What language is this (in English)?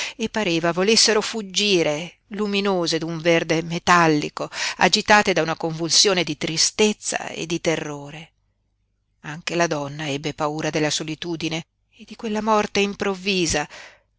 Italian